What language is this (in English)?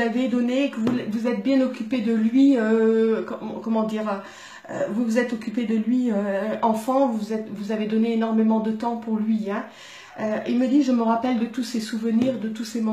French